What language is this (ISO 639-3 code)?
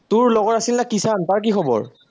asm